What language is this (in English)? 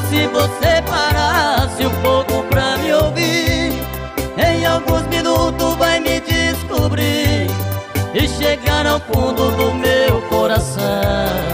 Portuguese